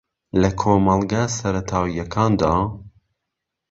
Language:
Central Kurdish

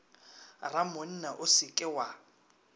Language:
Northern Sotho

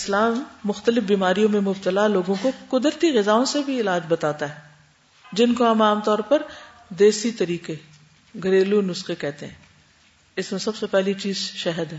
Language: Urdu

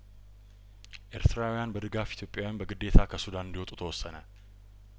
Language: Amharic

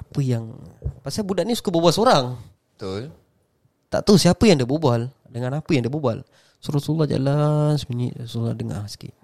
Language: Malay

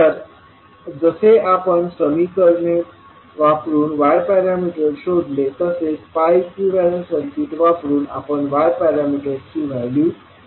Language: Marathi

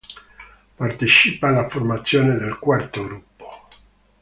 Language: Italian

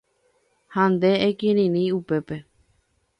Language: Guarani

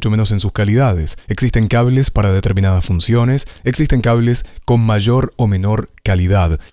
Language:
Spanish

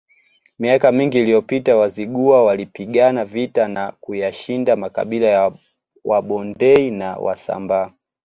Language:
Swahili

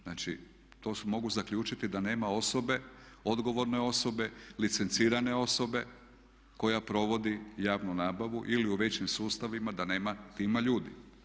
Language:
Croatian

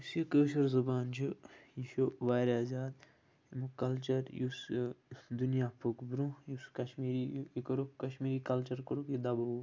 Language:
Kashmiri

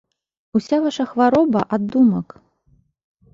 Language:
Belarusian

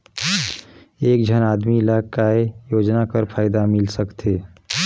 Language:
Chhattisgarhi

